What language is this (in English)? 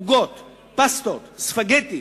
Hebrew